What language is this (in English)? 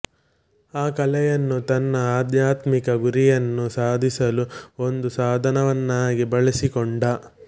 Kannada